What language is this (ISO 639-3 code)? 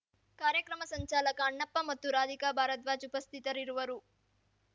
kan